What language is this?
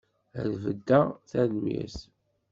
Kabyle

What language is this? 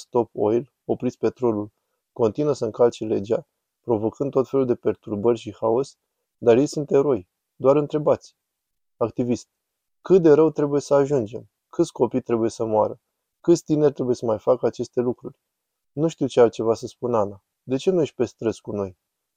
Romanian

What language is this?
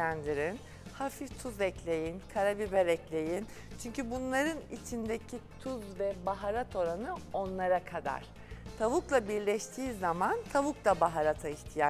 Turkish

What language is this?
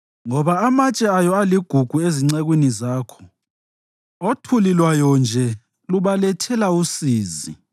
North Ndebele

